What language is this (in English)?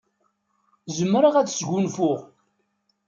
Kabyle